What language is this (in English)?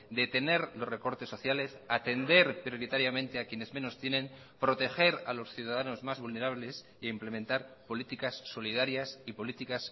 Spanish